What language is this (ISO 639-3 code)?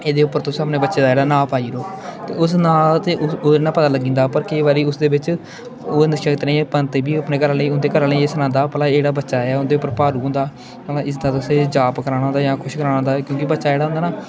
doi